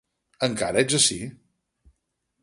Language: Catalan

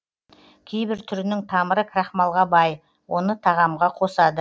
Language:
Kazakh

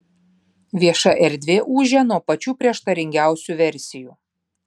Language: Lithuanian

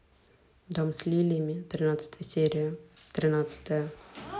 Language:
Russian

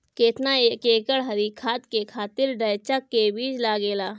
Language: Bhojpuri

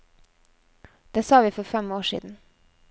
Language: Norwegian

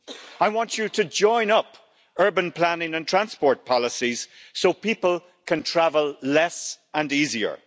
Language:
English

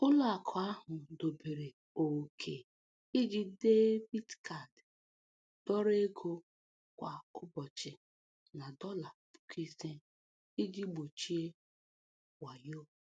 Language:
Igbo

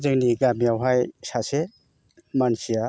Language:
Bodo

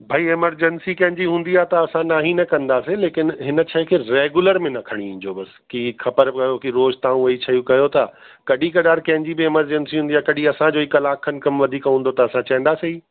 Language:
Sindhi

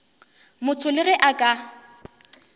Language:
Northern Sotho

